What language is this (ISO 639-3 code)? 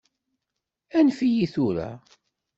kab